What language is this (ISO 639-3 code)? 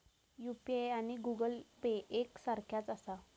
mar